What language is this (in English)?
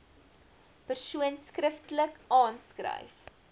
Afrikaans